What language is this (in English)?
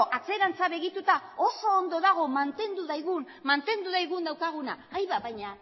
Basque